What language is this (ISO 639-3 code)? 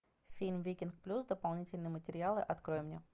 rus